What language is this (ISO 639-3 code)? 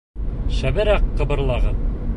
bak